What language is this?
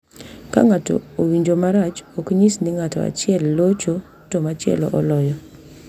Luo (Kenya and Tanzania)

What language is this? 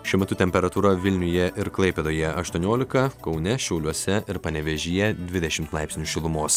Lithuanian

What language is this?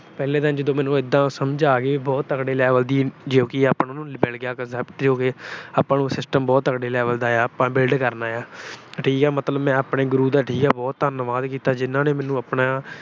Punjabi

